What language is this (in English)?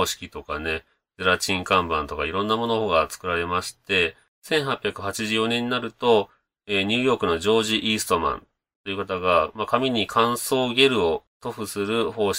Japanese